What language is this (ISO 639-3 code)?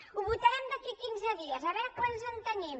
cat